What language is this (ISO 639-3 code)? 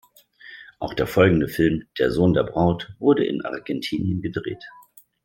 deu